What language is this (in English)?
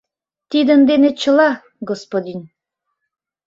Mari